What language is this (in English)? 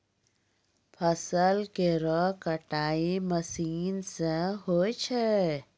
Maithili